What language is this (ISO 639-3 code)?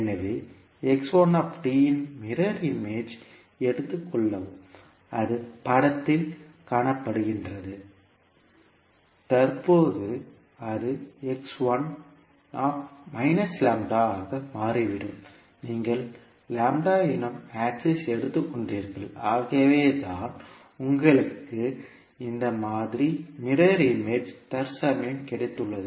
tam